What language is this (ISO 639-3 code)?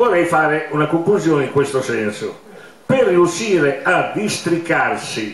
ita